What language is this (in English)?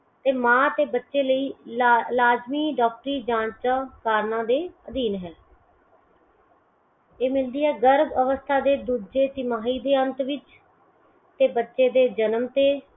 Punjabi